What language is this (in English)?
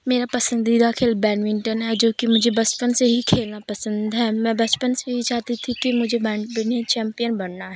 Urdu